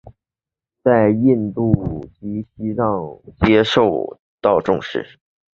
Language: Chinese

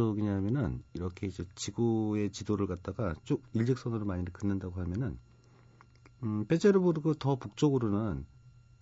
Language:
Korean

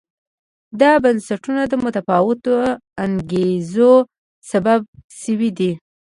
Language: Pashto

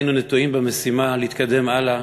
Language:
Hebrew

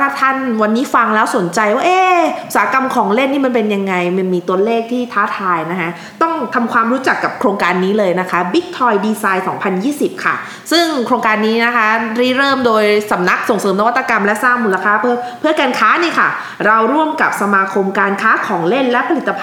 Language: Thai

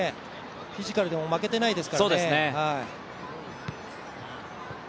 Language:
Japanese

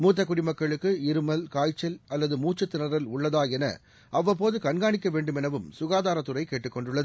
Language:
Tamil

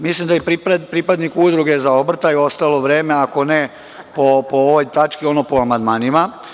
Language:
Serbian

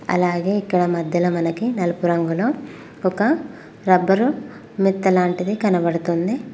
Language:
Telugu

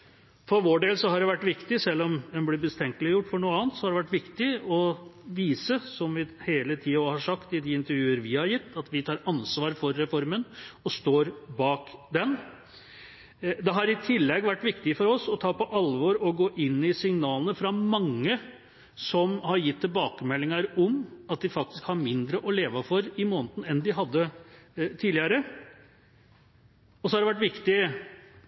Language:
Norwegian Bokmål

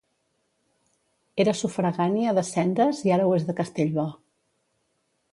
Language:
Catalan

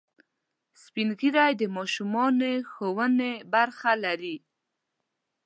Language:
Pashto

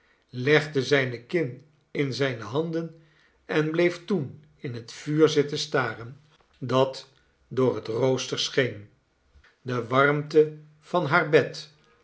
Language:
Dutch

